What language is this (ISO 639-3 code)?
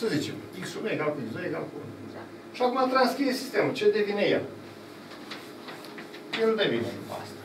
ron